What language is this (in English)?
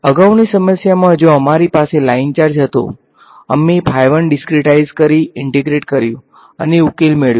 Gujarati